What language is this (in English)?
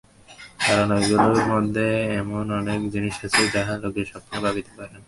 Bangla